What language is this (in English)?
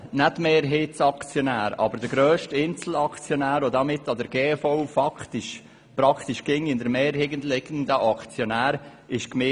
Swiss German